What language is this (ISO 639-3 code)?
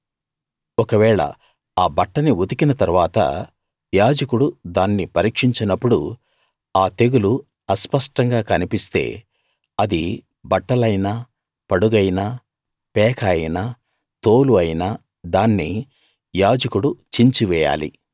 tel